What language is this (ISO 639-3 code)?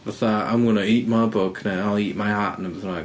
cym